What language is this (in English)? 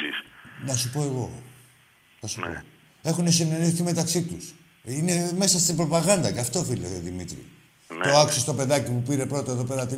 Greek